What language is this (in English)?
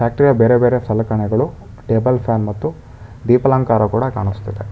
Kannada